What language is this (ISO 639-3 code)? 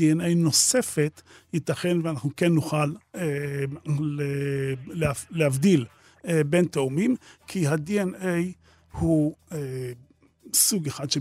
heb